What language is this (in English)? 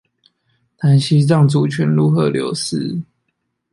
Chinese